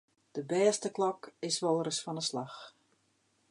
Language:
Western Frisian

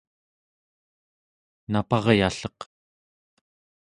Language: Central Yupik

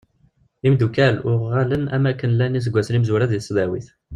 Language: Kabyle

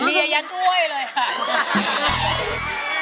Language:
Thai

